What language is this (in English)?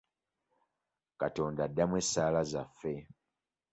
Ganda